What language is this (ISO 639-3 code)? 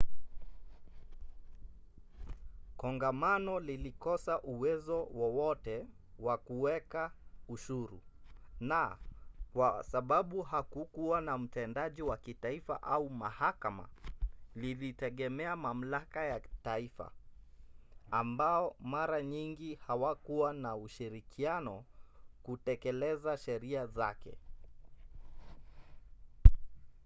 swa